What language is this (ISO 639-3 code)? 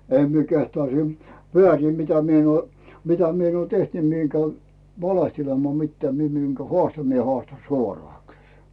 fin